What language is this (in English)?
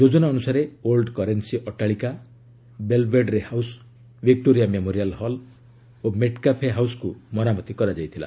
Odia